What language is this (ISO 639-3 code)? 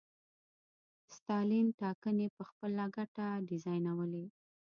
pus